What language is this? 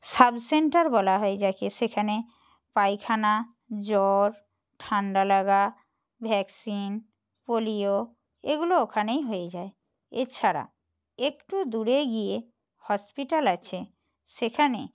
Bangla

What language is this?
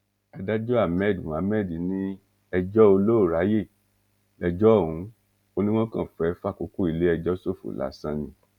Yoruba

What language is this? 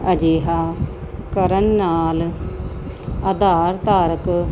Punjabi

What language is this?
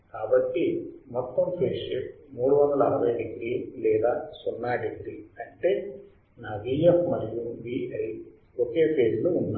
Telugu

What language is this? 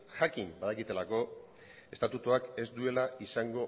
Basque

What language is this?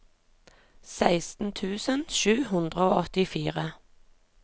Norwegian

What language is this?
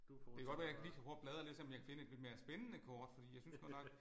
Danish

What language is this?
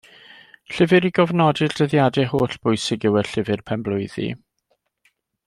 Welsh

